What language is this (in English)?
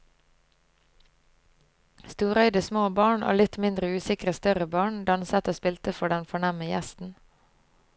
Norwegian